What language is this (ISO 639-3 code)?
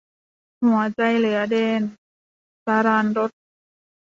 tha